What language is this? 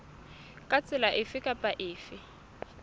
Southern Sotho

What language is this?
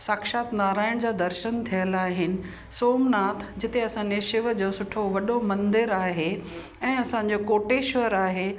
Sindhi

